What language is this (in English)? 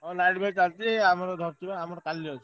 Odia